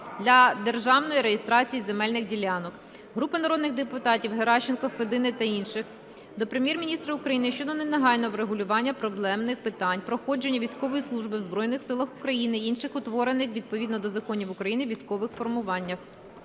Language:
Ukrainian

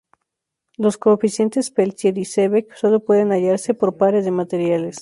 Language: Spanish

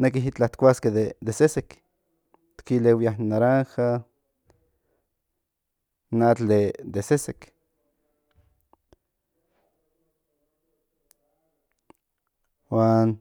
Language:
Central Nahuatl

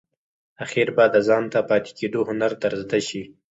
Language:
Pashto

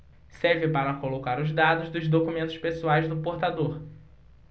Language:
Portuguese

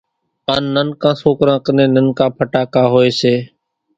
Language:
Kachi Koli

